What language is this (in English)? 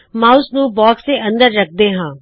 Punjabi